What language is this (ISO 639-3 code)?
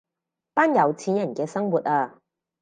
yue